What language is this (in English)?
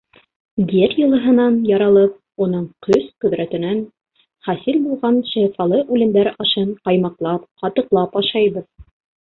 Bashkir